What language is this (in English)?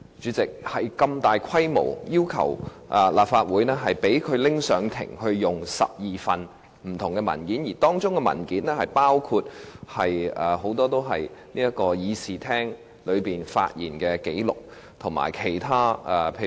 Cantonese